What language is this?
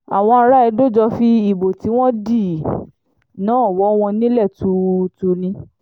Yoruba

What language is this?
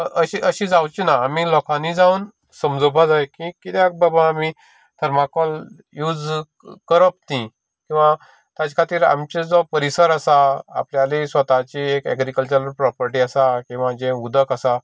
Konkani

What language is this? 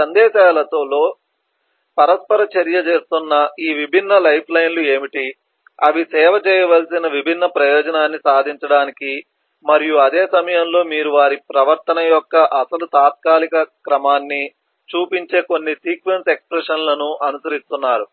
Telugu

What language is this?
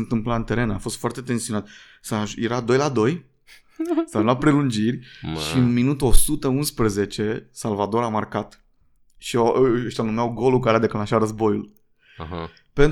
Romanian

